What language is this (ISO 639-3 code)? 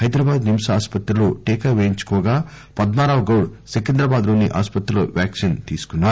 tel